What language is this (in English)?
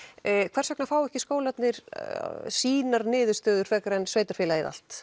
Icelandic